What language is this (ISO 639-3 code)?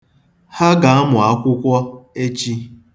ibo